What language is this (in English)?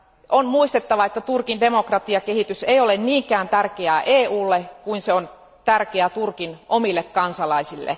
Finnish